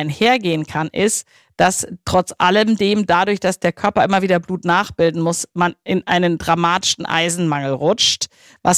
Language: German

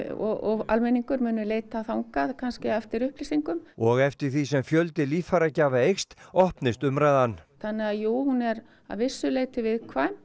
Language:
Icelandic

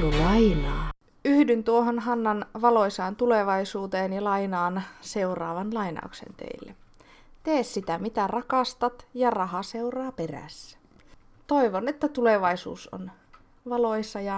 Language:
Finnish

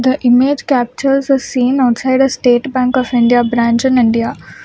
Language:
English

